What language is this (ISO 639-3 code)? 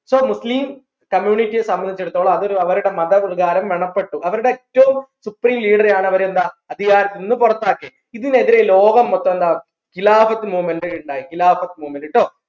mal